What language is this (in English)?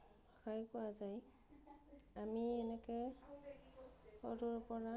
Assamese